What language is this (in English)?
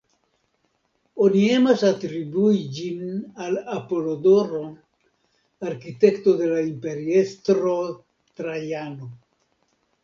Esperanto